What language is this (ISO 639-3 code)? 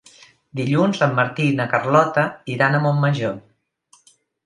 cat